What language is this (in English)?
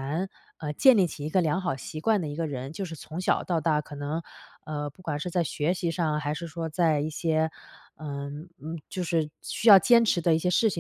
Chinese